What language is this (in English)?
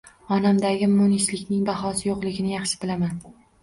Uzbek